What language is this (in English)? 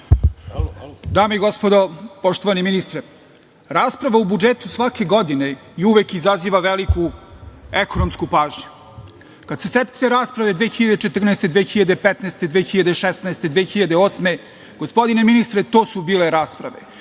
Serbian